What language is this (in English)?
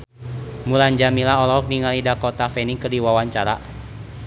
Sundanese